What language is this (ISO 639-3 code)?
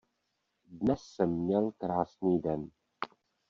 ces